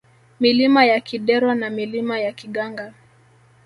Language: Swahili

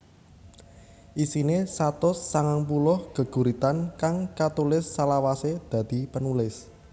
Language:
Javanese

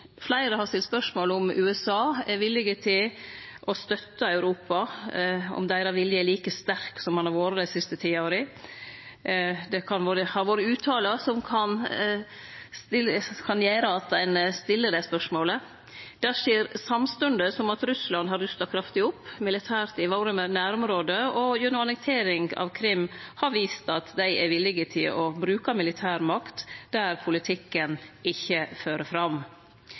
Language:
Norwegian Nynorsk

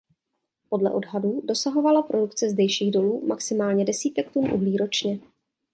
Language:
Czech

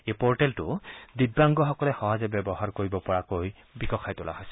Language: Assamese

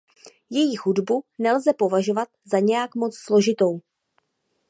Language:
Czech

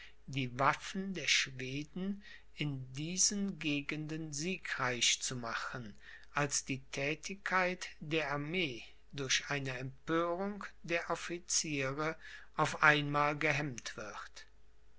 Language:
German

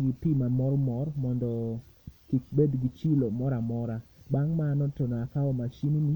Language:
Luo (Kenya and Tanzania)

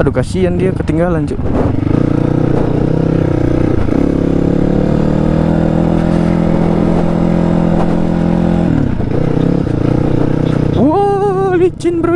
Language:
Indonesian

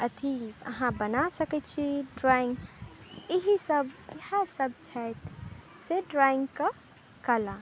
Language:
Maithili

